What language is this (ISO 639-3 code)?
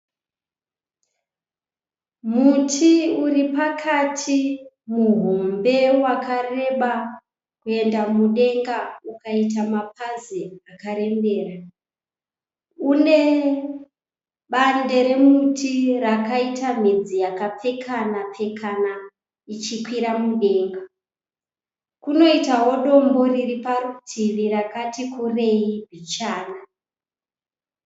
sna